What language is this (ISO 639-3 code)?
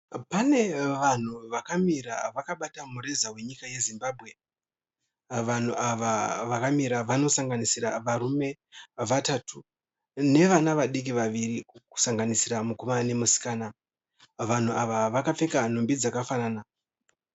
sna